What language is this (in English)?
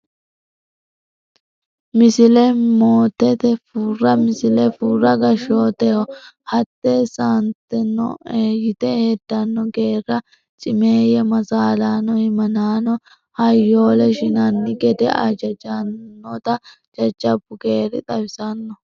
Sidamo